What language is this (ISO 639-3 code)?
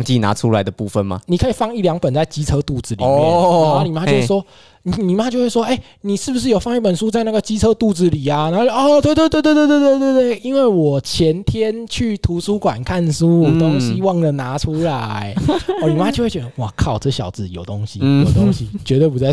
zho